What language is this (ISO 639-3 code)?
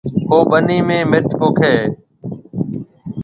mve